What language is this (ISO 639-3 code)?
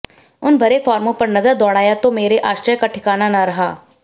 hin